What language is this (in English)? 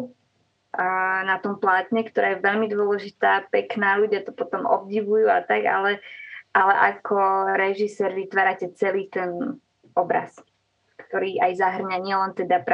Slovak